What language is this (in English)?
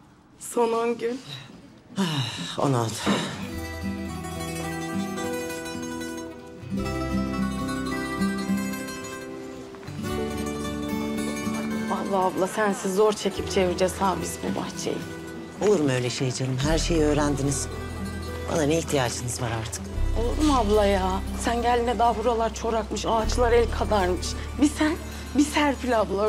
Turkish